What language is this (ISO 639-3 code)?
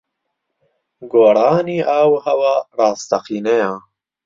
ckb